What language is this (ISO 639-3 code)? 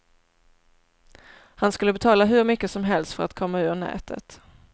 swe